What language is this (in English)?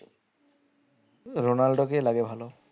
Bangla